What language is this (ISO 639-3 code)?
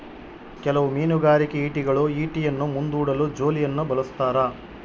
kan